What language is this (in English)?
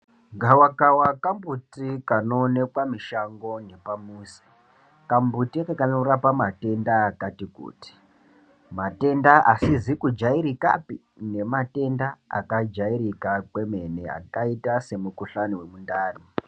Ndau